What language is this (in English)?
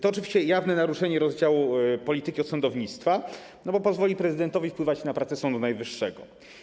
Polish